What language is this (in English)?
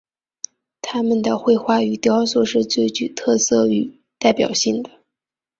Chinese